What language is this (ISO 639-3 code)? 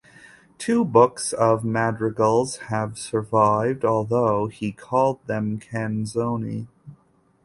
eng